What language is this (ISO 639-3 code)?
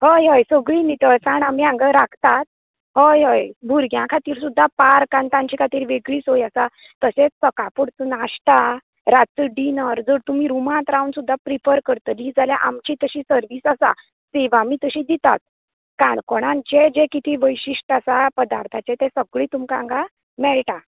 kok